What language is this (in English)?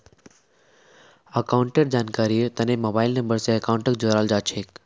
Magahi